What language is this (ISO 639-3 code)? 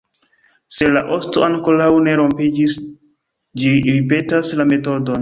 epo